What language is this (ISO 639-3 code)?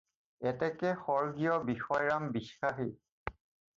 asm